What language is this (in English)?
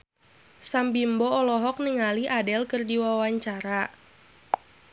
Sundanese